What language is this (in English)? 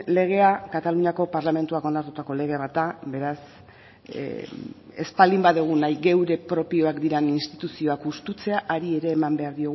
Basque